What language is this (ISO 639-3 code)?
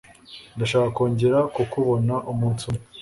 kin